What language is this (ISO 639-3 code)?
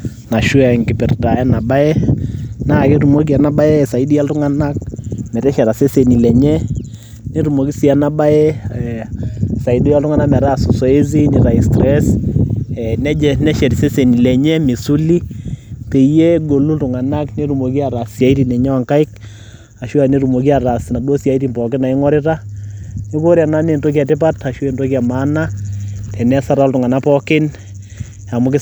mas